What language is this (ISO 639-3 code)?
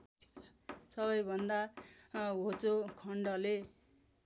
nep